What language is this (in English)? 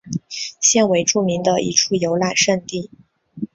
Chinese